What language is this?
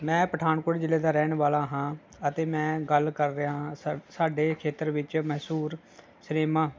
Punjabi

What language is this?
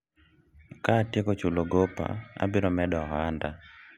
Luo (Kenya and Tanzania)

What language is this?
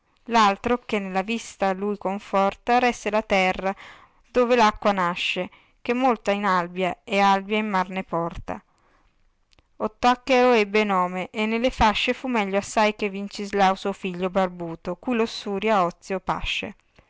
Italian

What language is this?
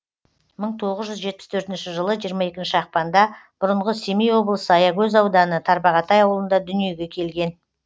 Kazakh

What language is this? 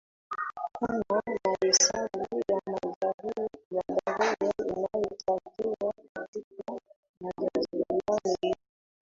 Swahili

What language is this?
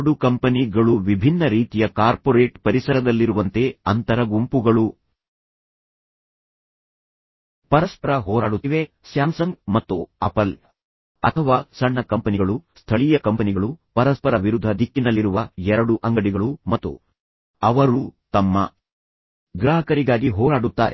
Kannada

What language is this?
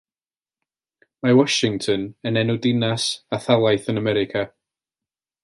Welsh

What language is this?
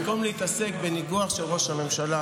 Hebrew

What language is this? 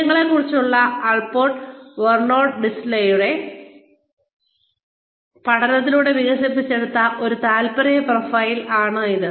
Malayalam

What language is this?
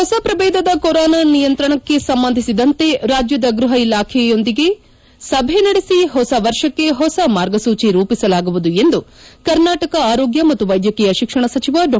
Kannada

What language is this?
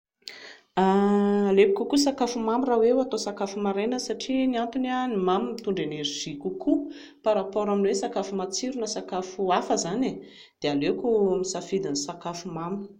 Malagasy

